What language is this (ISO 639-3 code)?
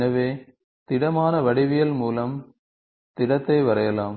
tam